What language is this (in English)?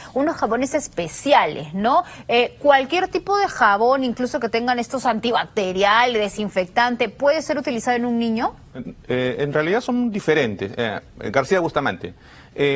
Spanish